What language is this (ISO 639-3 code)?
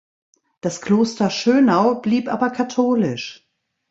deu